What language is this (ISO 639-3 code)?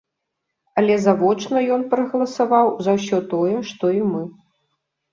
bel